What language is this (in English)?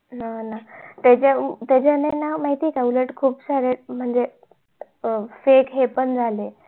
Marathi